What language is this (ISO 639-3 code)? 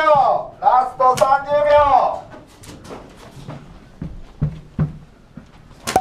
jpn